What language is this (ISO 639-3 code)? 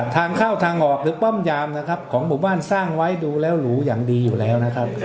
tha